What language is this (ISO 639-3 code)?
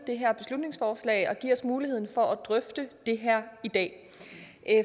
dan